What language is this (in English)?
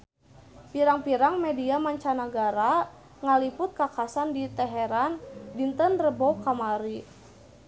Sundanese